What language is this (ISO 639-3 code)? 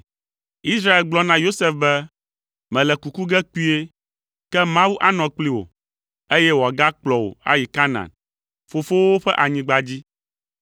ewe